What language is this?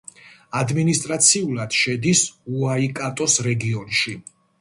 Georgian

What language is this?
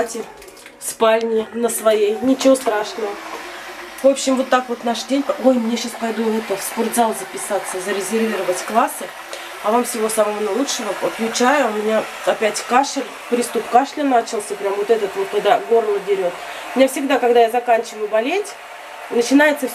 Russian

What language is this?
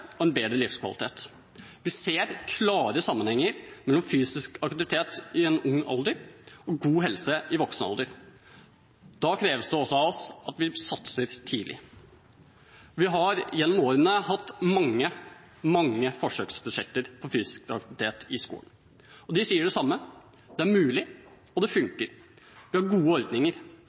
Norwegian Bokmål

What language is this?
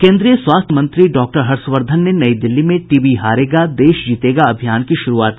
Hindi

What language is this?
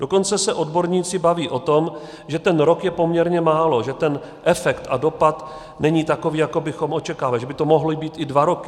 Czech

